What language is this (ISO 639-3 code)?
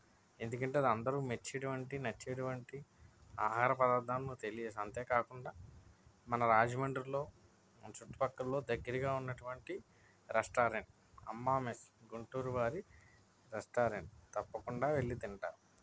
tel